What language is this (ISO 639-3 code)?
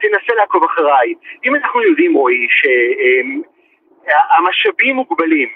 heb